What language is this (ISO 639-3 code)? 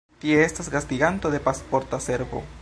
epo